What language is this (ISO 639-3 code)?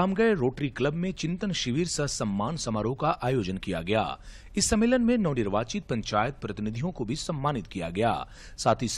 hin